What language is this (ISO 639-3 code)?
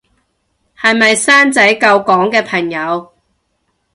yue